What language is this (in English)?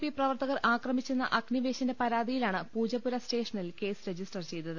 Malayalam